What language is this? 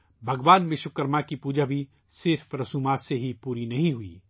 Urdu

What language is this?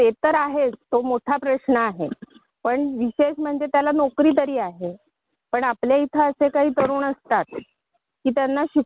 Marathi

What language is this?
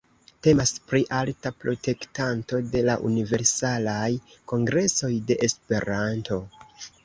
Esperanto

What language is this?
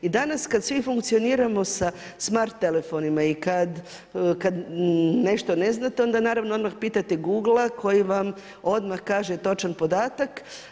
Croatian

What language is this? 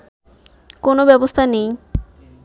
Bangla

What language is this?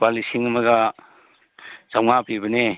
Manipuri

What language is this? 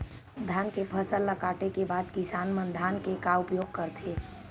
Chhattisgarhi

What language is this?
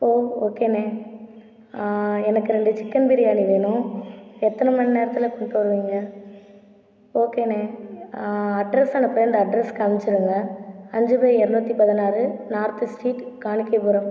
Tamil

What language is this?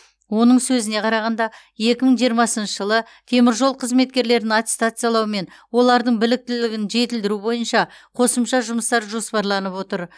Kazakh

